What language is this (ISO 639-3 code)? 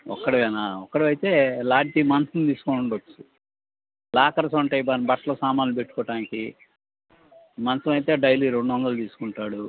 tel